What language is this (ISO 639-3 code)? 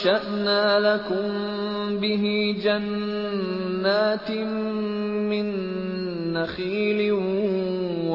urd